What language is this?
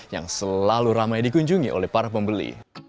Indonesian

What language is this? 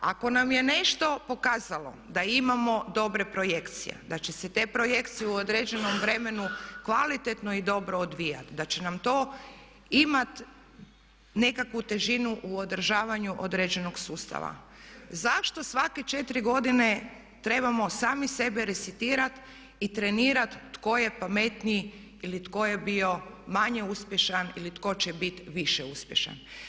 Croatian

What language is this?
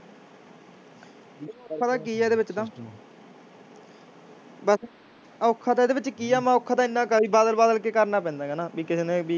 Punjabi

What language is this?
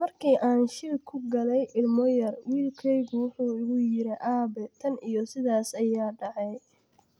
Somali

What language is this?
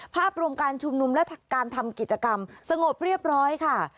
Thai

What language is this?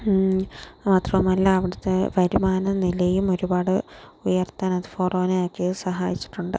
Malayalam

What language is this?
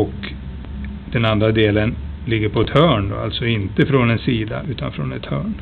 Swedish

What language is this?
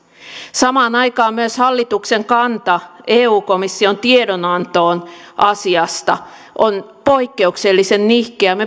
Finnish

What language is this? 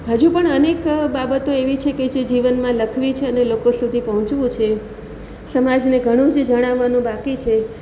Gujarati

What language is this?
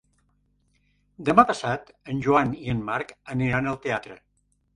Catalan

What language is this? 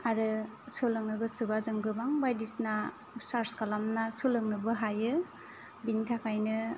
Bodo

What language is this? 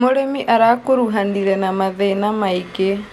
Kikuyu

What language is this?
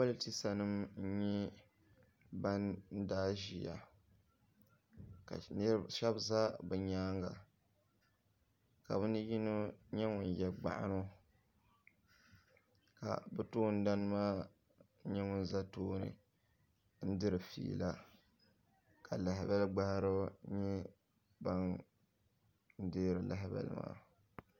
Dagbani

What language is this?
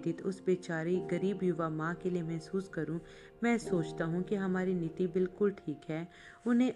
Hindi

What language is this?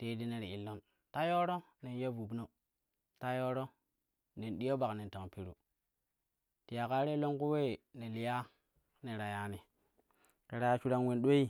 Kushi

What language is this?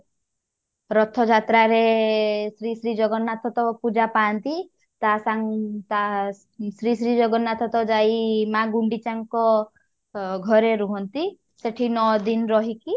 Odia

